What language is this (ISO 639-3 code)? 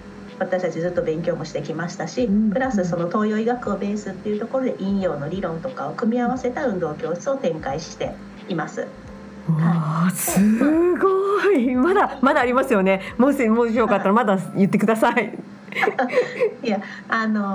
jpn